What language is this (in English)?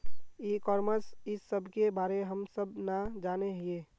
Magahi